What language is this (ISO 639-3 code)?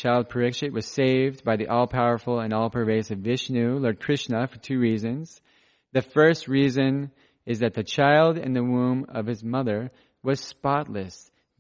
eng